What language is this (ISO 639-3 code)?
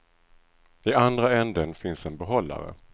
swe